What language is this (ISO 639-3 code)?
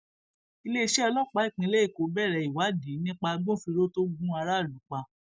yor